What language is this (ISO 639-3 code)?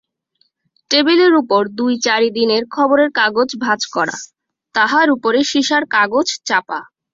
ben